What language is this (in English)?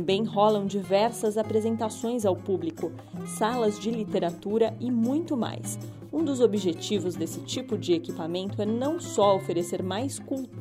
Portuguese